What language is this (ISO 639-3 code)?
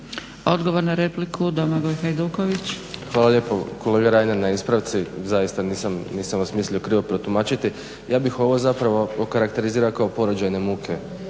hrv